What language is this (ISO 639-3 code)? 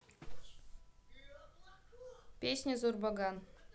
rus